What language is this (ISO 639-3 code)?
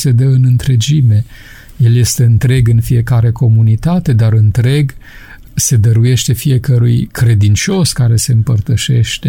ron